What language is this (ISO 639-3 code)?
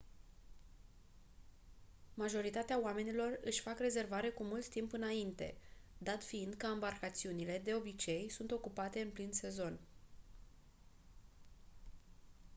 ron